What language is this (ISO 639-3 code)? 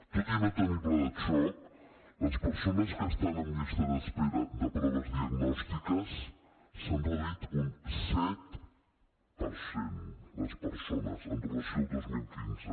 cat